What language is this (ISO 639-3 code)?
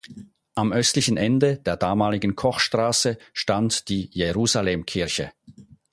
deu